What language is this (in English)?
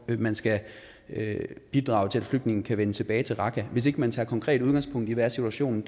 Danish